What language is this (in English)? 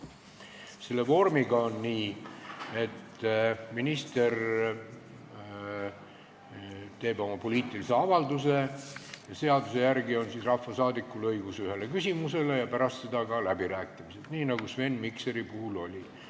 Estonian